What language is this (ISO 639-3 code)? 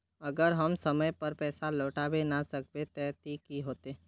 mag